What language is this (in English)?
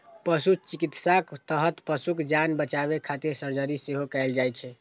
Maithili